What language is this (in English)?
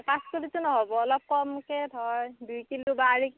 Assamese